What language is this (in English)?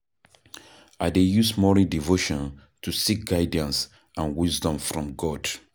Nigerian Pidgin